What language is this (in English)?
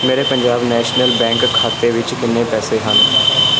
Punjabi